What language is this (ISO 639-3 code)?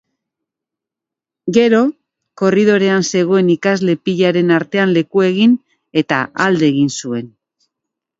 eus